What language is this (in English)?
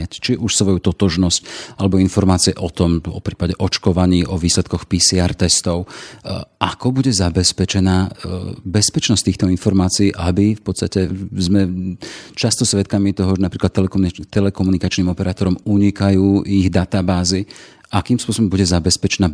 Slovak